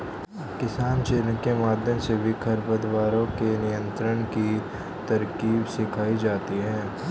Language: Hindi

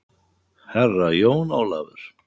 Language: Icelandic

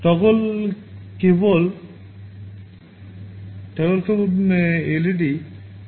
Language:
Bangla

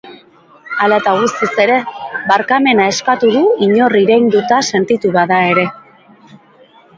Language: Basque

